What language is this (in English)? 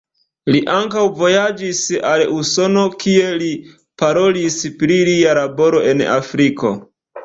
Esperanto